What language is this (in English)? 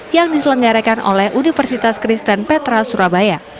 Indonesian